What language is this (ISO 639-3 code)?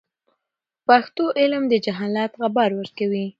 pus